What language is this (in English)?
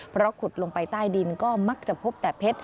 Thai